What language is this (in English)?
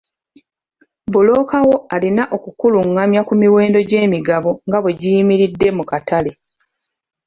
Ganda